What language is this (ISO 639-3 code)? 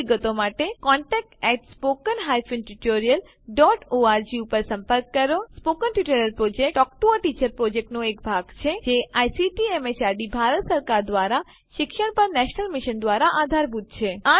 guj